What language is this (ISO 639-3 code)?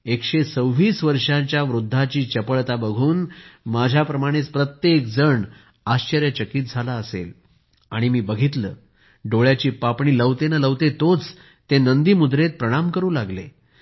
mar